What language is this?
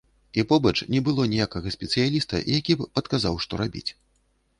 Belarusian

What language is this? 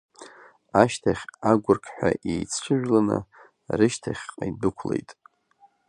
Abkhazian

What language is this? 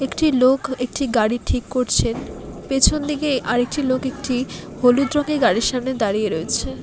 Bangla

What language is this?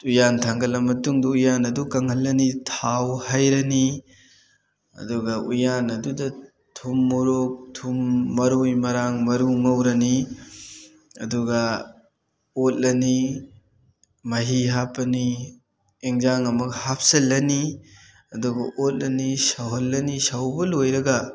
Manipuri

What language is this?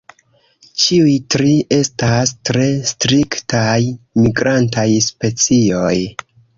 Esperanto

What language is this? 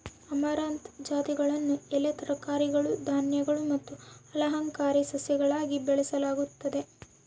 Kannada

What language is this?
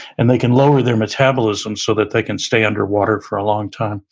English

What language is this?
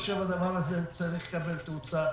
Hebrew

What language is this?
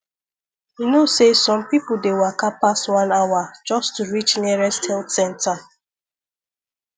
Nigerian Pidgin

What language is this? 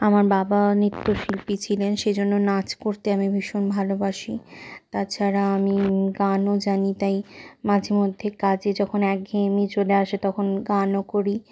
Bangla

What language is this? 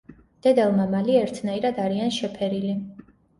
Georgian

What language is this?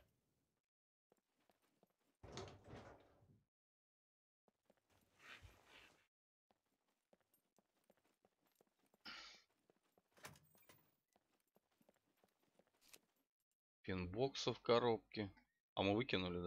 Russian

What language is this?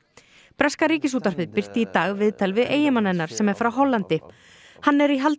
Icelandic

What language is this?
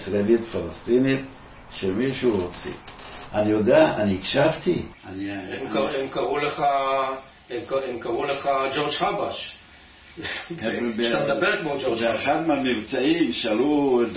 Hebrew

